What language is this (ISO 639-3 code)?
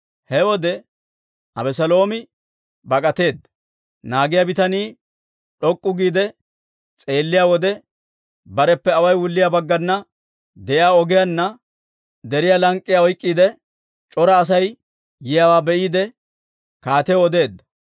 dwr